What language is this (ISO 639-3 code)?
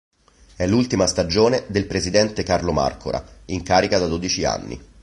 ita